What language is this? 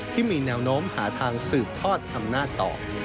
Thai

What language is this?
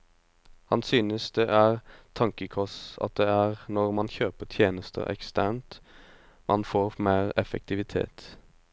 Norwegian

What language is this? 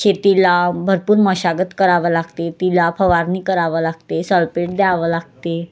Marathi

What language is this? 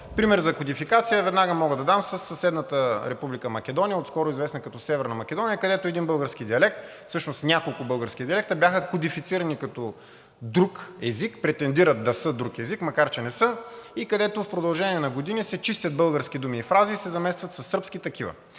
Bulgarian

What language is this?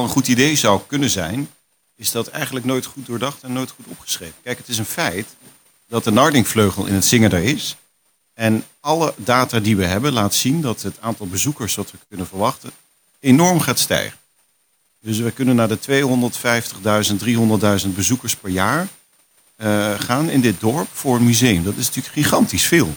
Dutch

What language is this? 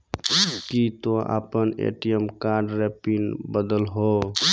Maithili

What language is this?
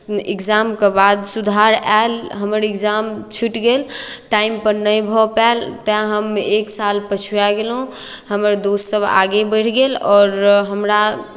Maithili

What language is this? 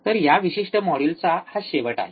Marathi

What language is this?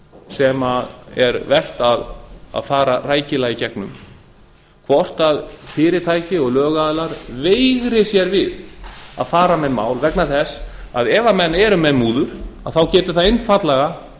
Icelandic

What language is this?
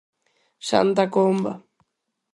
Galician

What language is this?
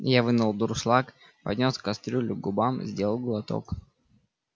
Russian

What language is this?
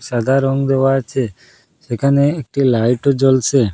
Bangla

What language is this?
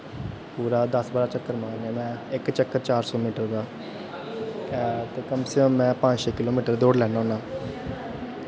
Dogri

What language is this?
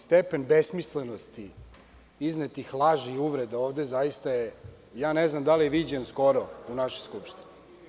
Serbian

